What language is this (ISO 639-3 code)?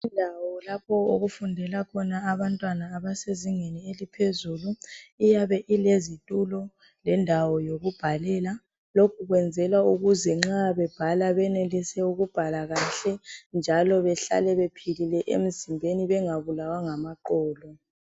nde